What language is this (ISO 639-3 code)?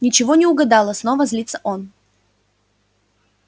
rus